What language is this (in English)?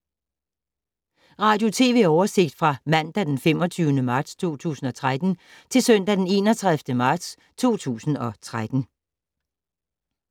Danish